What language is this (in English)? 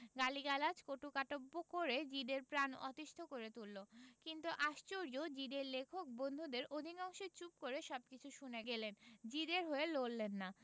Bangla